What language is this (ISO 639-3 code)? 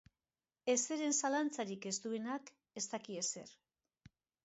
eus